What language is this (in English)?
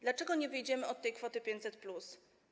Polish